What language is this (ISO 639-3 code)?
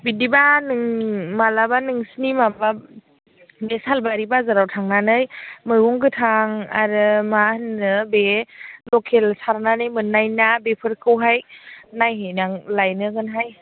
brx